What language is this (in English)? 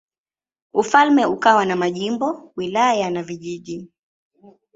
Swahili